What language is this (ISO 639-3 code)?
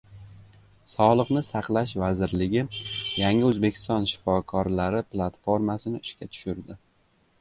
uzb